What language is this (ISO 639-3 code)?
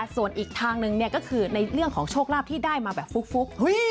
tha